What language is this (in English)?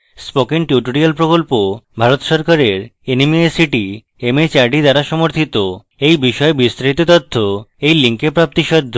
Bangla